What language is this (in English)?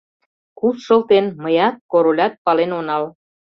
Mari